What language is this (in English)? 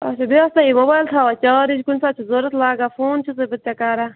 Kashmiri